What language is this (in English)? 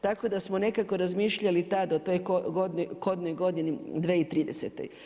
Croatian